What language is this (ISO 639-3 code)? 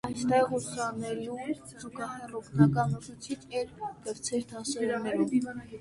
hye